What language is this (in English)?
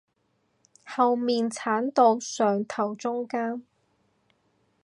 Cantonese